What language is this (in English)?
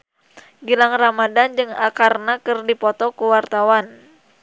Sundanese